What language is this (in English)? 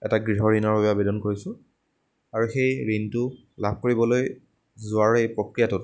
Assamese